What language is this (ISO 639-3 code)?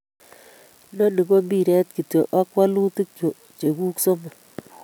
kln